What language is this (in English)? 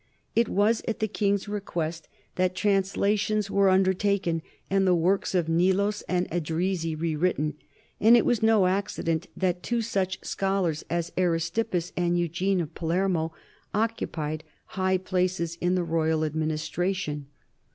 English